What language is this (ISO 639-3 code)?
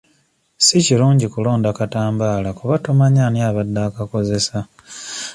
lug